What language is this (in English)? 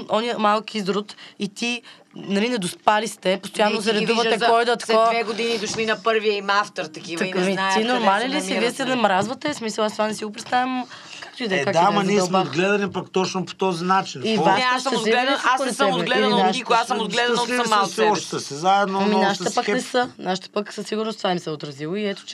Bulgarian